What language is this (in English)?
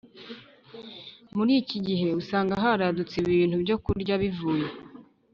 Kinyarwanda